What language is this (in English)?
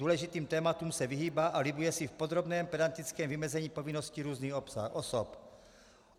Czech